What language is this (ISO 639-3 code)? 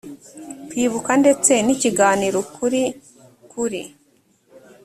kin